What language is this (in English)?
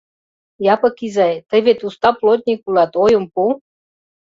Mari